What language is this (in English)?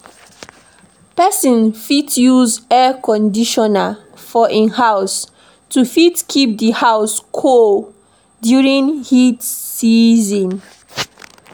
Nigerian Pidgin